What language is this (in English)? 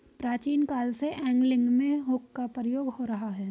Hindi